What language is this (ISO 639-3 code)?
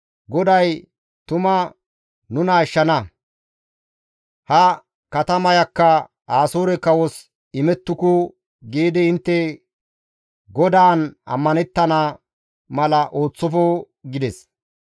gmv